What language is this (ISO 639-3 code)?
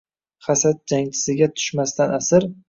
uzb